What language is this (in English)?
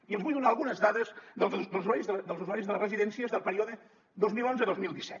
Catalan